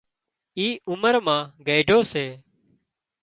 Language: Wadiyara Koli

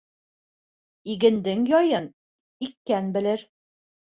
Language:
Bashkir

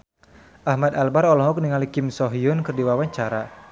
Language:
Sundanese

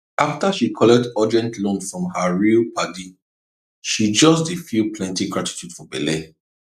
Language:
Nigerian Pidgin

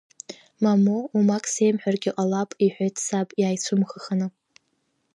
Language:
Abkhazian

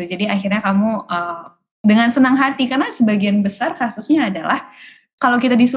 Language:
Indonesian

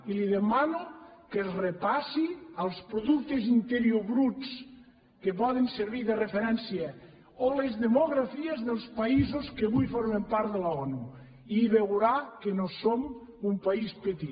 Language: Catalan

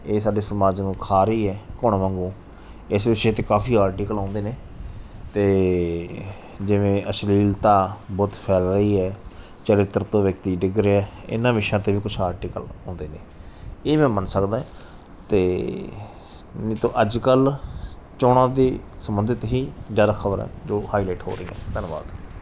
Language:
Punjabi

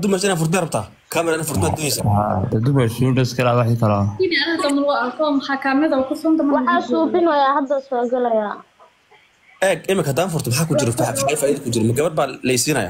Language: Arabic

